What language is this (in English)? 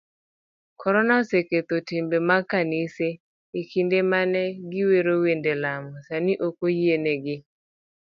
Luo (Kenya and Tanzania)